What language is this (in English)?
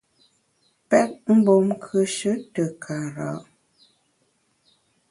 Bamun